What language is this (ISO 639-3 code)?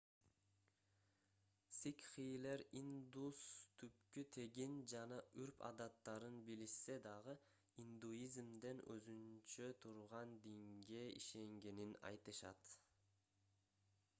kir